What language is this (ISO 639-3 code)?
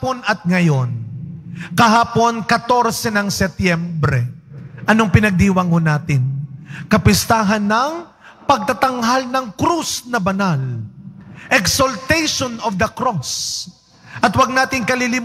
fil